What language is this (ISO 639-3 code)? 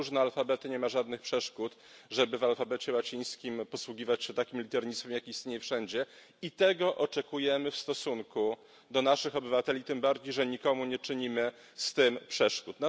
pol